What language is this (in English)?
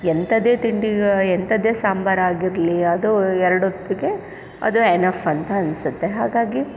Kannada